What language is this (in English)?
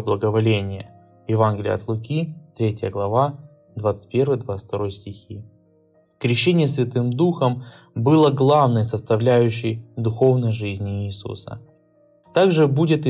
Russian